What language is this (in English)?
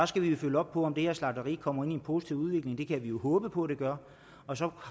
Danish